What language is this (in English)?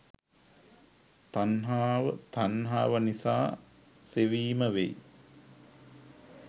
Sinhala